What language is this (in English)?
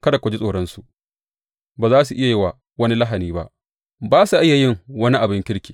Hausa